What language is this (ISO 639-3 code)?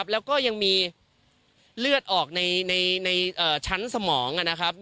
tha